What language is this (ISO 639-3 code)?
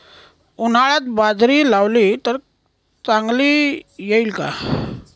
mar